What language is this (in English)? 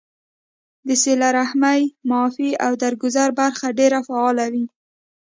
Pashto